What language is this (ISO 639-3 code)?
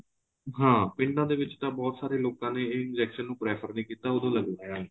pan